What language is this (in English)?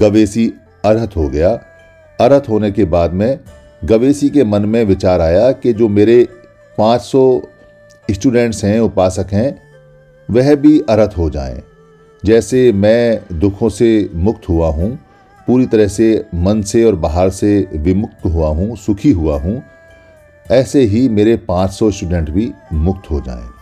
Hindi